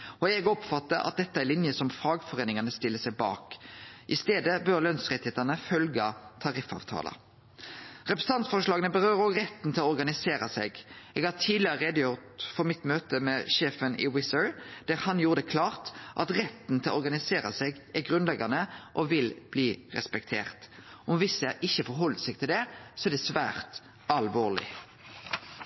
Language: Norwegian Nynorsk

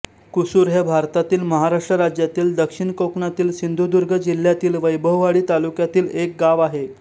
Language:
Marathi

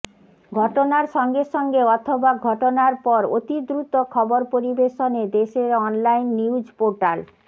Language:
Bangla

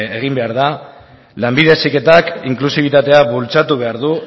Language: Basque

